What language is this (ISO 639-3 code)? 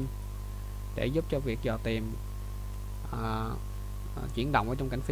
vie